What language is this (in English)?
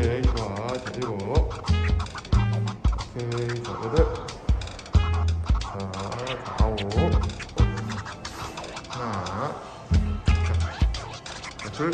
Korean